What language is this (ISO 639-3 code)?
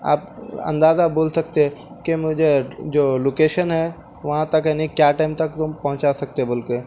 urd